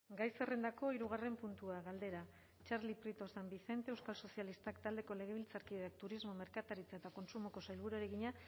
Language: Basque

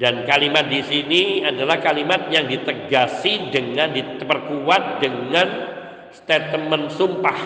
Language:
Indonesian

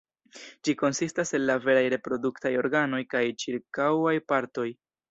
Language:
Esperanto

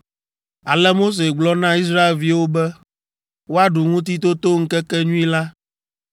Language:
Ewe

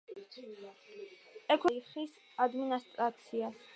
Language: Georgian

